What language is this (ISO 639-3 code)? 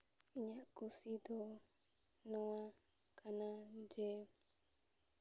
sat